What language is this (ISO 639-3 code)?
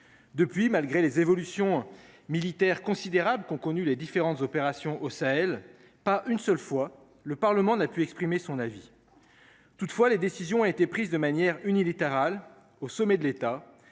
fra